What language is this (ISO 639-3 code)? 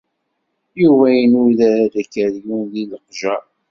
kab